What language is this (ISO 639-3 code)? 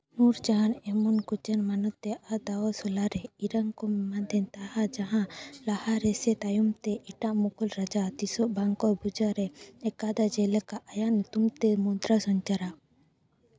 sat